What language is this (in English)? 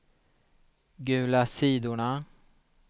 Swedish